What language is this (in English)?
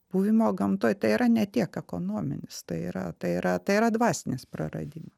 Lithuanian